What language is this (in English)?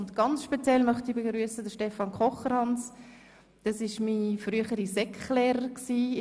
Swiss German